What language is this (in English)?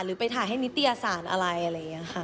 Thai